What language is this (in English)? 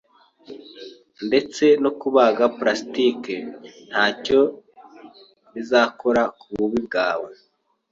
Kinyarwanda